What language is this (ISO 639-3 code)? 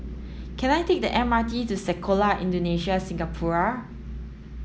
eng